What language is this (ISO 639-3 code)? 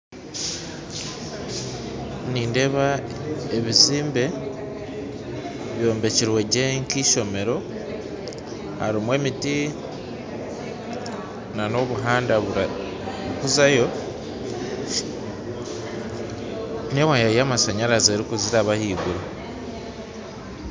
nyn